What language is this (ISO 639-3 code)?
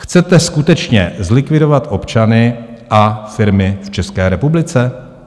ces